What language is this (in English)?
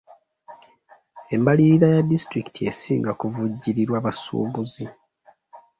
Ganda